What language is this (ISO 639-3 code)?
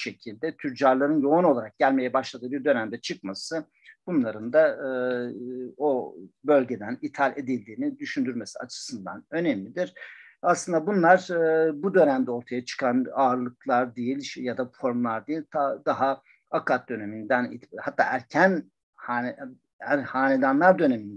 tur